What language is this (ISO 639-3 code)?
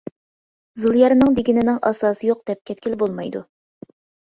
uig